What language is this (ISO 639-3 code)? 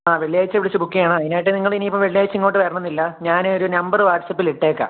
mal